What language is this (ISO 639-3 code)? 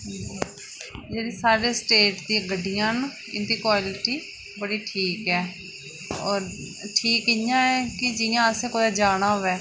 doi